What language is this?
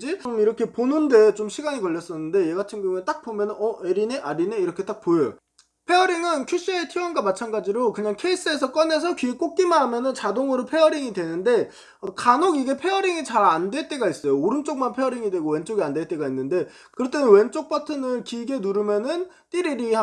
Korean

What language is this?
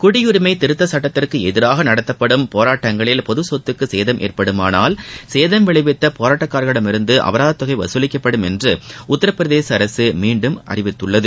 Tamil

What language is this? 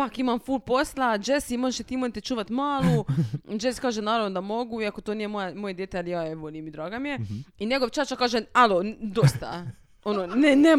Croatian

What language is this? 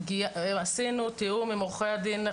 Hebrew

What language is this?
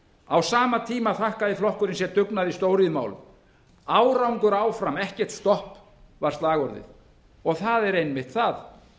Icelandic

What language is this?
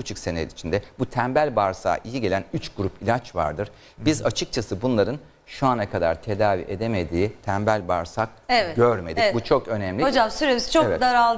Turkish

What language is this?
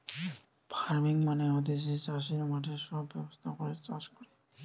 Bangla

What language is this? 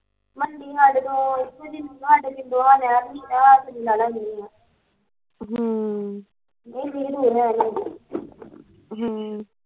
Punjabi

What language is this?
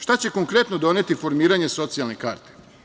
Serbian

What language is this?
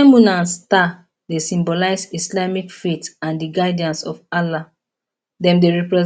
Nigerian Pidgin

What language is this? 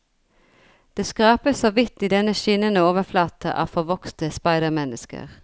Norwegian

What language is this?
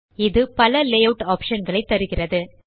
Tamil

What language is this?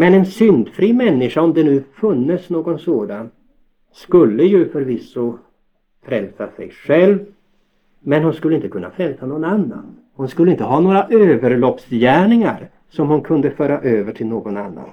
Swedish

